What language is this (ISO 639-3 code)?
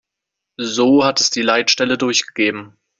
deu